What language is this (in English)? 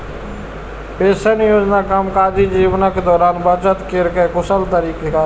Maithili